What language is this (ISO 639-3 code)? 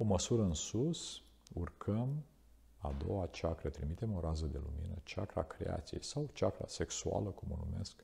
ron